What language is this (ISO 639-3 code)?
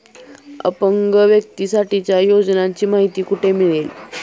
mar